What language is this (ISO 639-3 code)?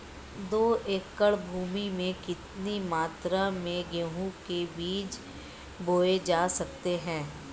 hin